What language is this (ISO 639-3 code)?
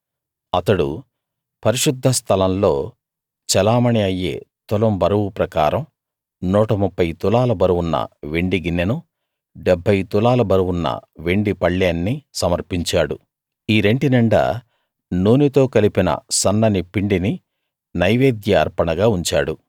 tel